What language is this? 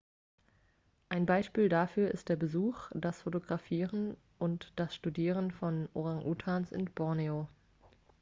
German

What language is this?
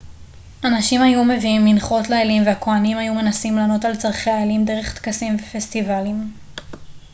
Hebrew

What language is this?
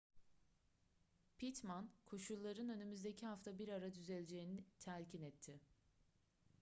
Turkish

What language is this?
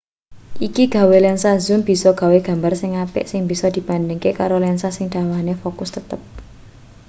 Javanese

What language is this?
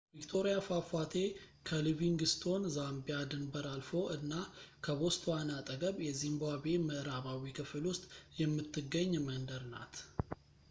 Amharic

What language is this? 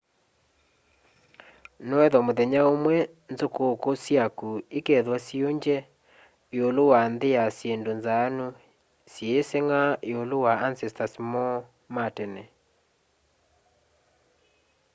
Kamba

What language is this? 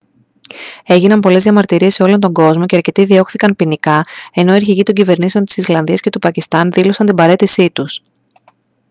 Greek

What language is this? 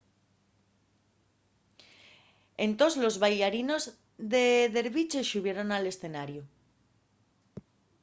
Asturian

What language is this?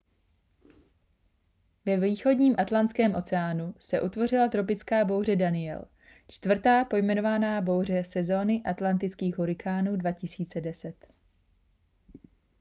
Czech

